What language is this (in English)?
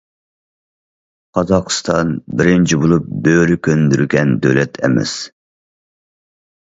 Uyghur